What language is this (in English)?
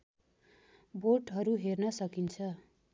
Nepali